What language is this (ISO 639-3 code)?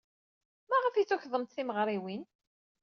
kab